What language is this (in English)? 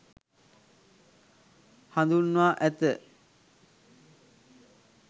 Sinhala